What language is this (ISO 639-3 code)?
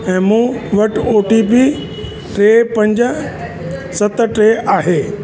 snd